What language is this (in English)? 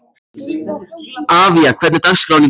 Icelandic